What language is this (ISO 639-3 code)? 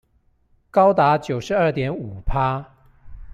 zho